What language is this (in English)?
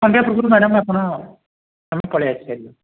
Odia